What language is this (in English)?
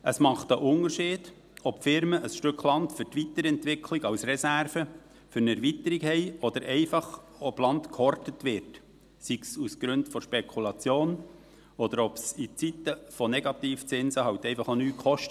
Swiss German